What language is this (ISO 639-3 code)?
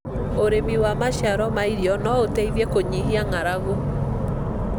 kik